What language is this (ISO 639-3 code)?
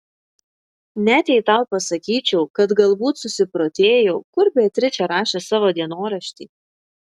lit